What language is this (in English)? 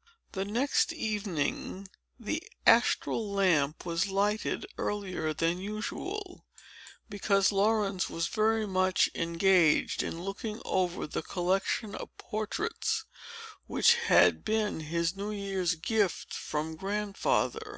English